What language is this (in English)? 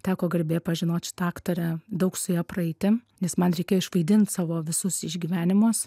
Lithuanian